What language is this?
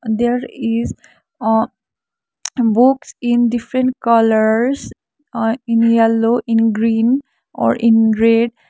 English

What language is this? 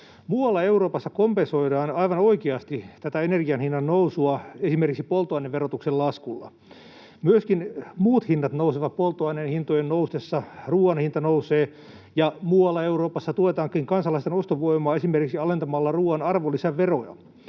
Finnish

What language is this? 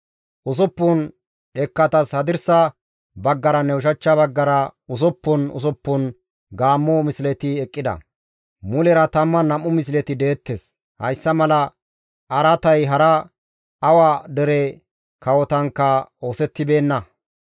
Gamo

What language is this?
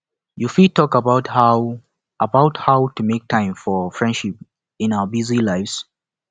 Nigerian Pidgin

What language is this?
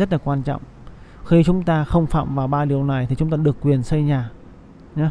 Vietnamese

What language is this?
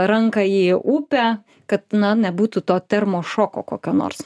Lithuanian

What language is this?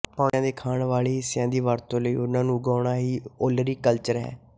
Punjabi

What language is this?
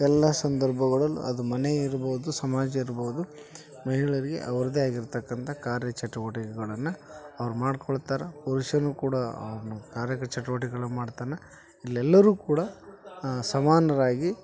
Kannada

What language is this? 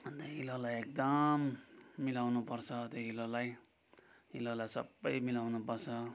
Nepali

